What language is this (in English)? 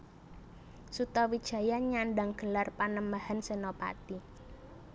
Javanese